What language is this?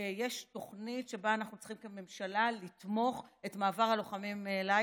Hebrew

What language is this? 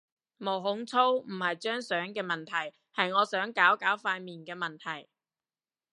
Cantonese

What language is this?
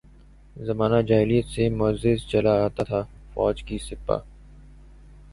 Urdu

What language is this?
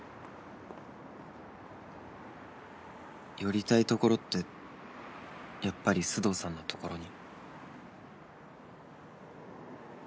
Japanese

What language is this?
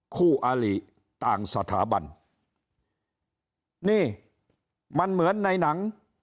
Thai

